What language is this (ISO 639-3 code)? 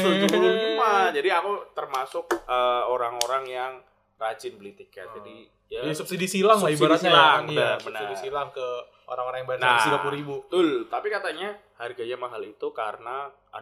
ind